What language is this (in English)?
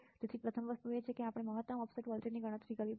Gujarati